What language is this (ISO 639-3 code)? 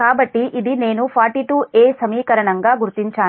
tel